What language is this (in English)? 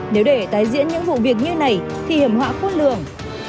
Vietnamese